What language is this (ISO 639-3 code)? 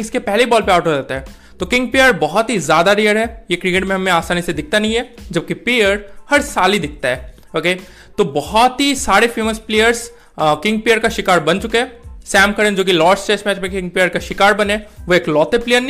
hin